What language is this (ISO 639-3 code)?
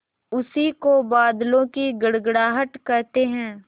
hin